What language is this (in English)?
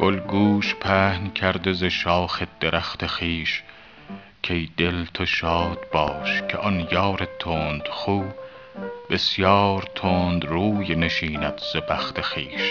Persian